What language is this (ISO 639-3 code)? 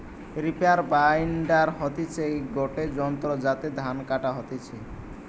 ben